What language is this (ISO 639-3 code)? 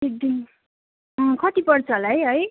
nep